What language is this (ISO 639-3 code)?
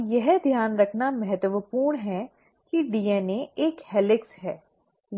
hin